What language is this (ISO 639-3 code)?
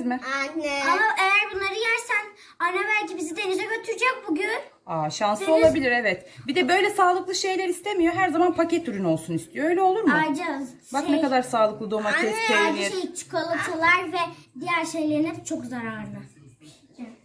tur